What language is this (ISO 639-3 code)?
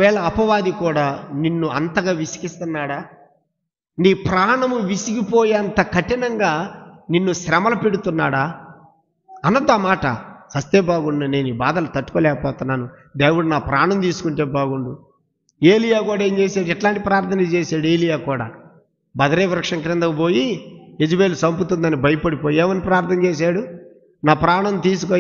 tel